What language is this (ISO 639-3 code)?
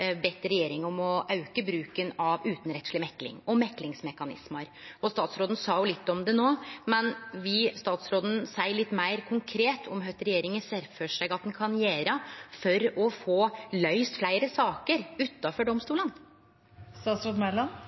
nno